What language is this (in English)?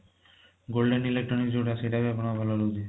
Odia